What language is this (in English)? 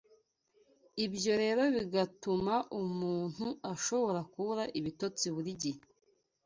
Kinyarwanda